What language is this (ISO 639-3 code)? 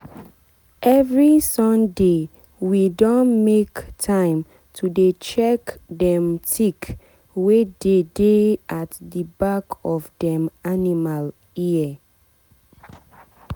pcm